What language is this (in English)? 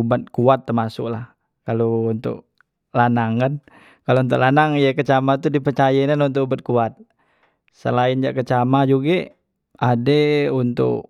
Musi